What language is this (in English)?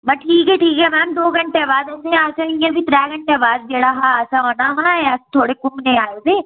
Dogri